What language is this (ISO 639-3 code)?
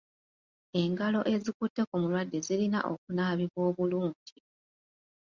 lug